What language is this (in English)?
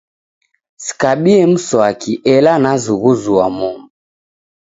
Taita